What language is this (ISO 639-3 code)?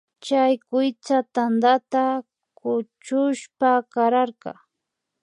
qvi